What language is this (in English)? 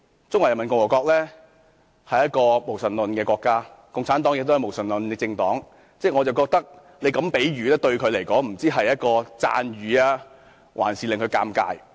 Cantonese